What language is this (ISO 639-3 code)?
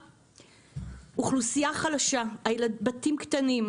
heb